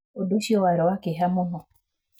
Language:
Kikuyu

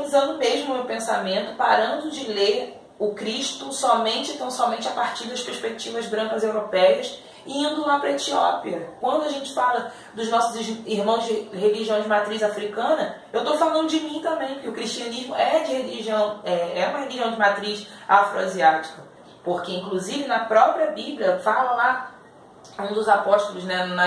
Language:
Portuguese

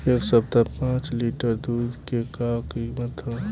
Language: Bhojpuri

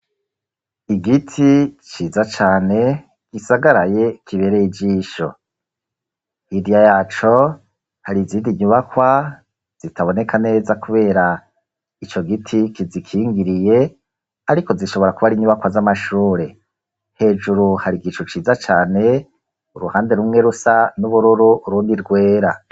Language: Rundi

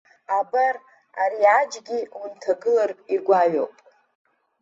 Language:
Abkhazian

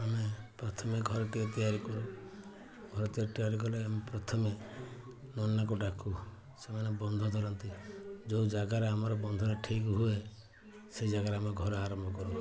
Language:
Odia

